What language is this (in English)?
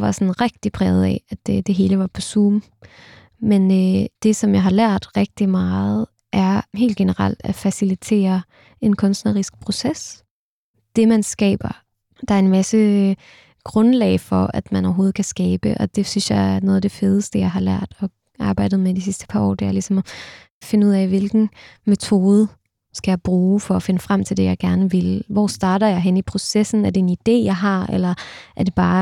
Danish